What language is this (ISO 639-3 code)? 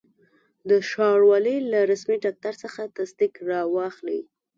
pus